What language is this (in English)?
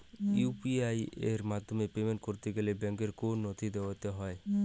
Bangla